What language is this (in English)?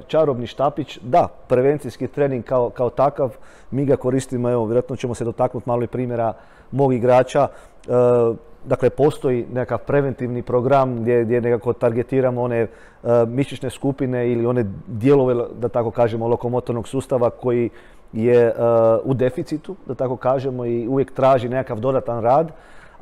Croatian